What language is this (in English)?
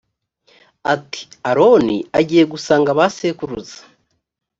Kinyarwanda